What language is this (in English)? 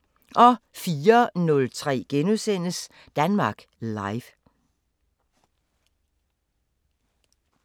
Danish